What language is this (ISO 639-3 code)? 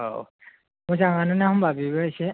brx